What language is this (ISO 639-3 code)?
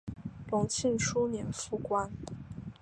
zho